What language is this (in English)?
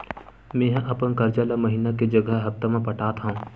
Chhattisgarhi